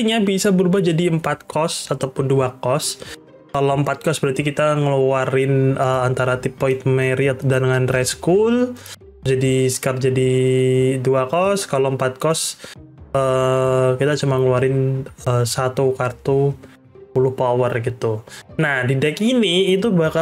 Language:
Indonesian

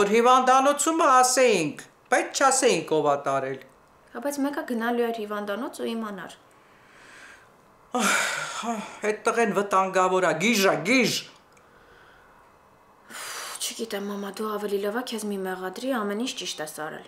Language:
Turkish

